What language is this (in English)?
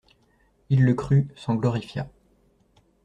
French